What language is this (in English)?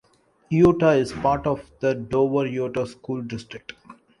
English